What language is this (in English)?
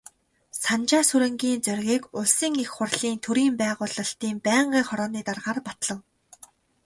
Mongolian